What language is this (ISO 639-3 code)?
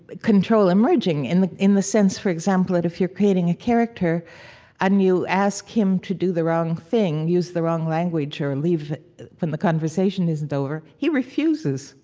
eng